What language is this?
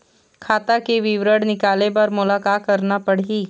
Chhattisgarhi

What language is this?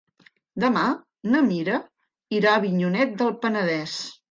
Catalan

